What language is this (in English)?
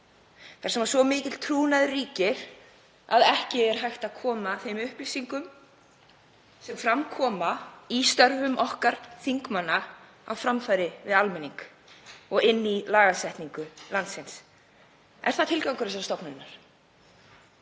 Icelandic